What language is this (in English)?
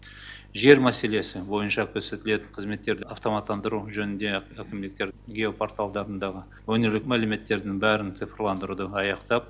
Kazakh